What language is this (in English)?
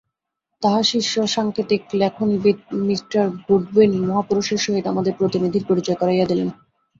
Bangla